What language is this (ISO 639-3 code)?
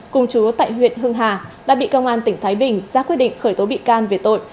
vie